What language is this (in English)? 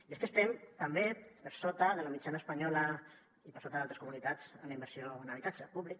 Catalan